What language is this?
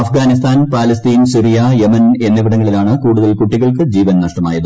Malayalam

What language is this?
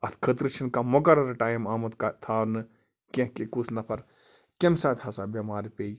Kashmiri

